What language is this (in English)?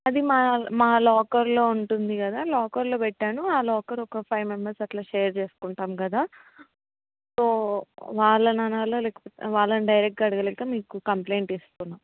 Telugu